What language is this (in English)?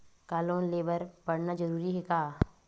Chhattisgarhi